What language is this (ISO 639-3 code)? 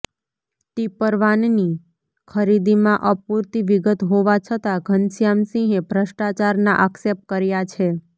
guj